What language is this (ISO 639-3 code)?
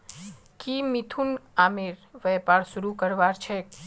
mag